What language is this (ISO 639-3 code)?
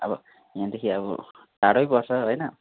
nep